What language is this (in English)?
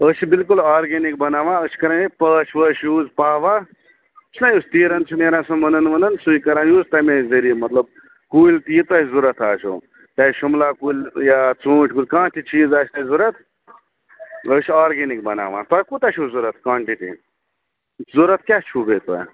Kashmiri